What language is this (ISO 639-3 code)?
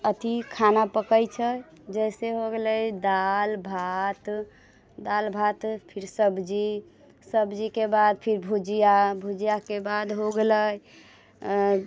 mai